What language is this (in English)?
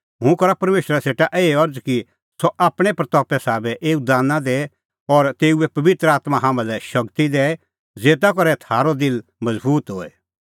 Kullu Pahari